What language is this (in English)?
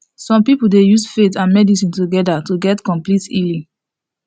Nigerian Pidgin